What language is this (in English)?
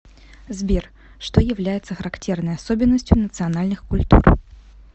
Russian